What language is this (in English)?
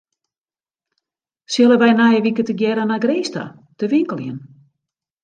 Western Frisian